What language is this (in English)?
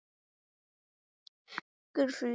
Icelandic